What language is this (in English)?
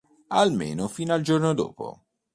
Italian